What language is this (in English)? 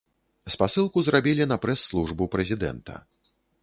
Belarusian